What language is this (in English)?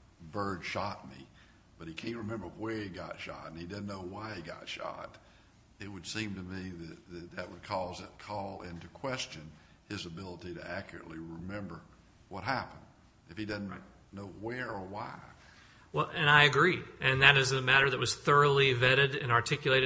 English